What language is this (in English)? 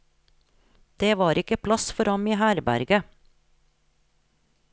Norwegian